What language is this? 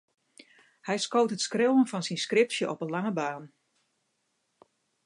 Western Frisian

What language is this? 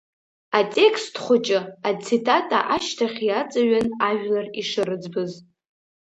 Abkhazian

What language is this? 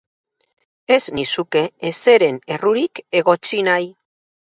Basque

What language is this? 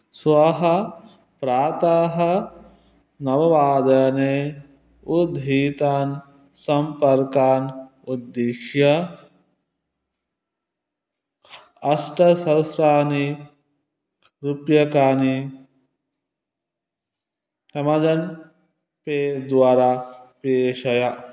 Sanskrit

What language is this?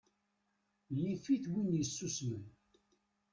Kabyle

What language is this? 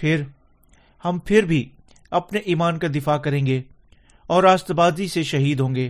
Urdu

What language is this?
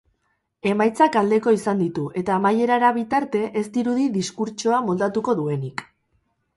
Basque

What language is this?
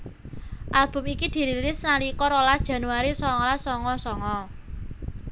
Javanese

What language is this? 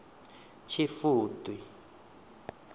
Venda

